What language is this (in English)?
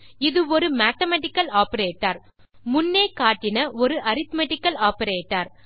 Tamil